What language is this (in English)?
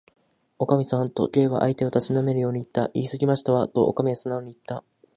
Japanese